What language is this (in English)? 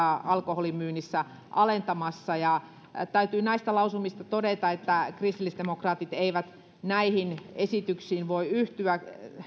Finnish